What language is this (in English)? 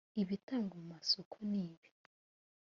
Kinyarwanda